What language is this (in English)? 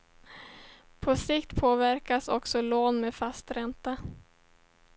Swedish